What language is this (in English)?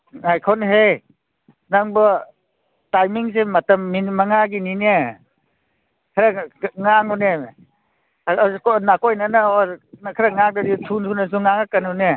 Manipuri